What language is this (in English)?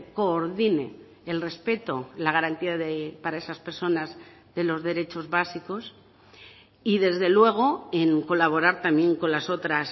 Spanish